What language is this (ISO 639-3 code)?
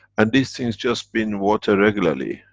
eng